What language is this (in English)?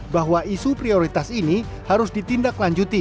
Indonesian